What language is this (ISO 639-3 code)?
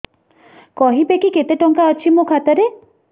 ori